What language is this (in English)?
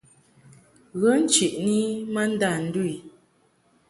Mungaka